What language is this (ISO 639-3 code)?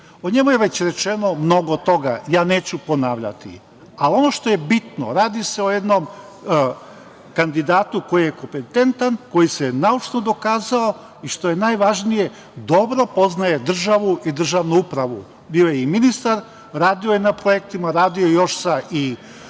srp